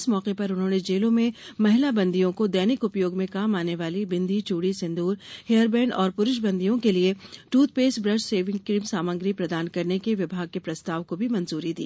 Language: Hindi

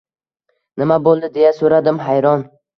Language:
Uzbek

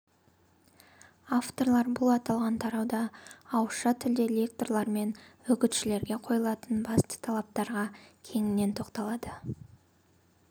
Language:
Kazakh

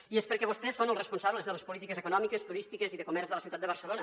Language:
Catalan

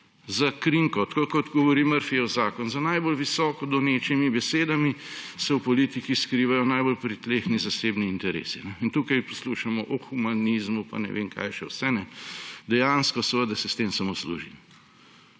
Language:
Slovenian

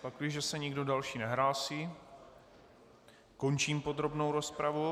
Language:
Czech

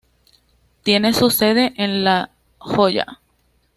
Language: Spanish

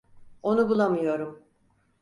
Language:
Turkish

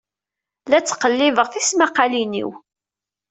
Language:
Kabyle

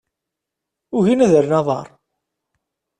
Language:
Kabyle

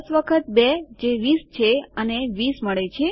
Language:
Gujarati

